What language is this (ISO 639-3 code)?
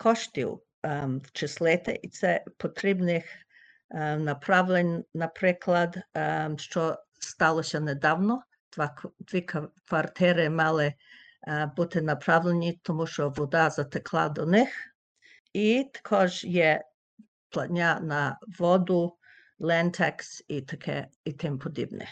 ukr